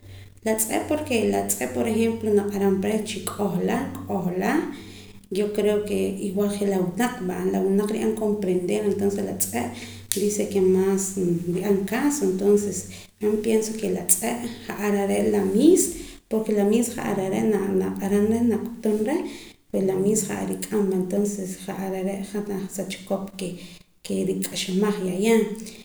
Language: Poqomam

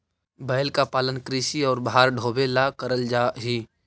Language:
Magahi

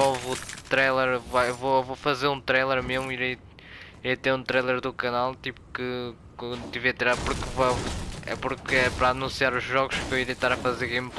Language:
Portuguese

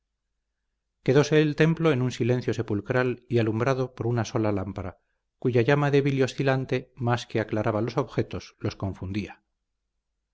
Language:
Spanish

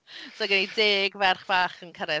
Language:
Welsh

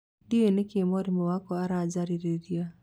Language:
Kikuyu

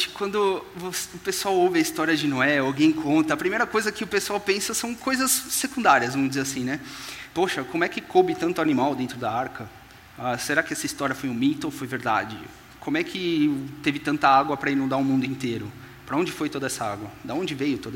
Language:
Portuguese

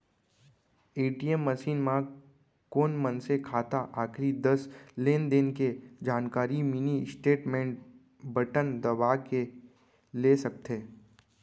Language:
Chhattisgarhi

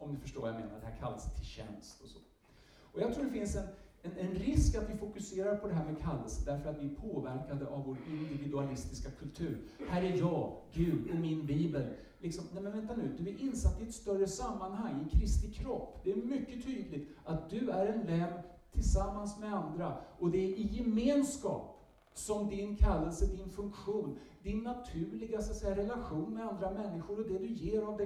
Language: Swedish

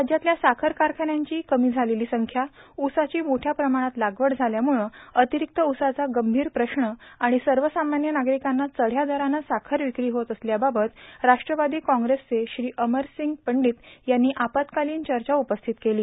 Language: Marathi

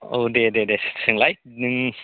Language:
Bodo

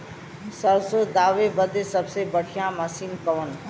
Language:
Bhojpuri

